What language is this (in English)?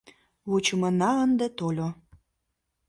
Mari